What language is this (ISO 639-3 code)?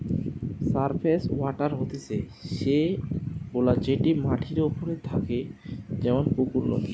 ben